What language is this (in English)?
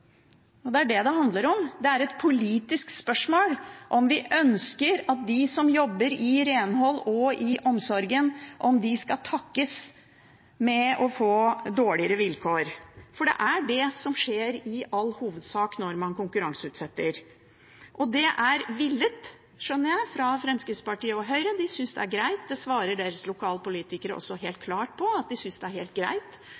Norwegian Bokmål